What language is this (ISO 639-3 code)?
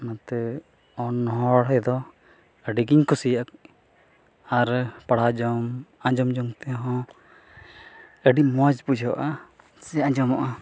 sat